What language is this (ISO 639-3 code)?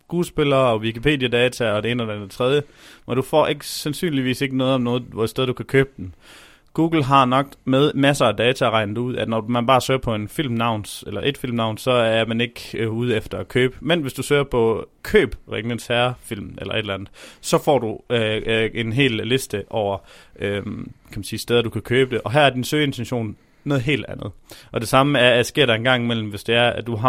dan